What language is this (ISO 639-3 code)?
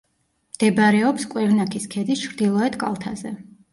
kat